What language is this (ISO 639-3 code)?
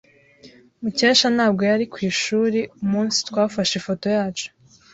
kin